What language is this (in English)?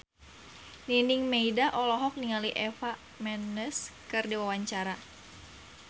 Sundanese